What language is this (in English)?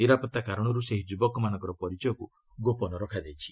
Odia